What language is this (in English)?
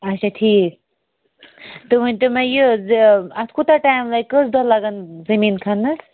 Kashmiri